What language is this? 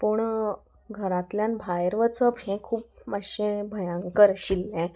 Konkani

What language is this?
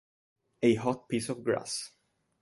Italian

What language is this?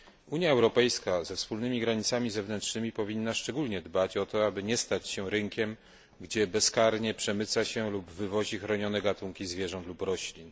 Polish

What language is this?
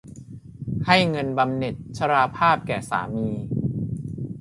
Thai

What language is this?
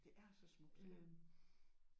Danish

